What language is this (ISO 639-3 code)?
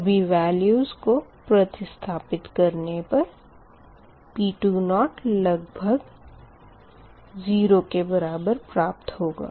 hin